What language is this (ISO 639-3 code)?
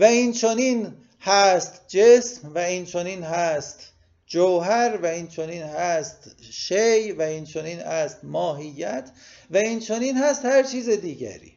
fas